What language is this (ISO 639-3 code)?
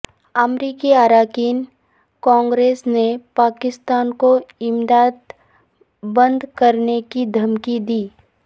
urd